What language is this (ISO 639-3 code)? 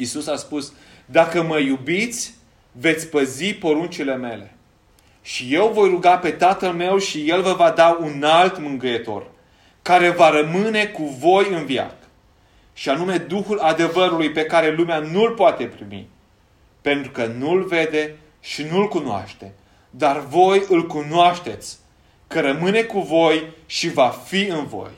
ron